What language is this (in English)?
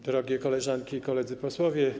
Polish